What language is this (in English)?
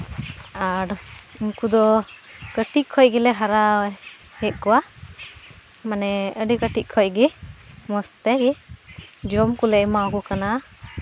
Santali